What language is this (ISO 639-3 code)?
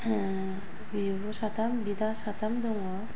brx